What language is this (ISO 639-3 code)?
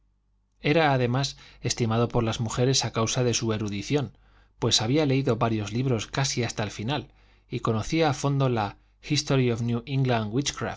spa